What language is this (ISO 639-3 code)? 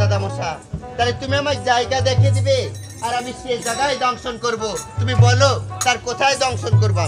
ara